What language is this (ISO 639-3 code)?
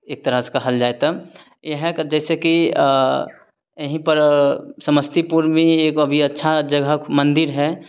mai